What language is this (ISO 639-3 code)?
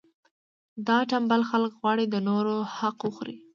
pus